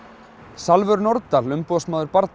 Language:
Icelandic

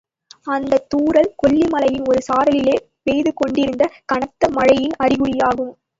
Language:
Tamil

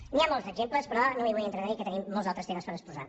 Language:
Catalan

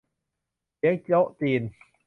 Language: Thai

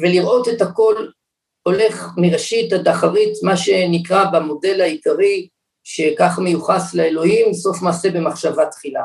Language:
Hebrew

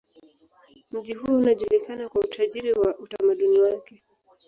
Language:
Swahili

